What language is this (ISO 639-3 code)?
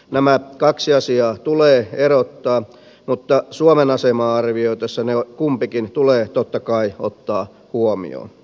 fin